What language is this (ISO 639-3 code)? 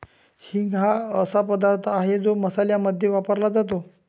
mar